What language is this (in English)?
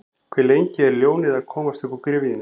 Icelandic